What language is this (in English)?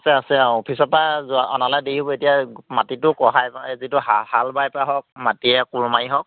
Assamese